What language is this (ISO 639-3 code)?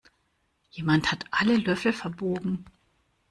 deu